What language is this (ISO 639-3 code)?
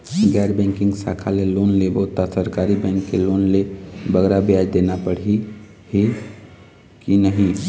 hne